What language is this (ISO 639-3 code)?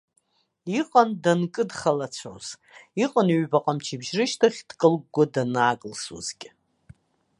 abk